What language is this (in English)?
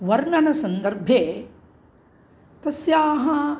Sanskrit